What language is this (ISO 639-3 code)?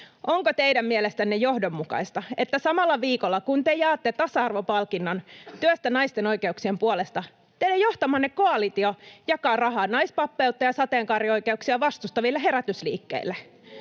fin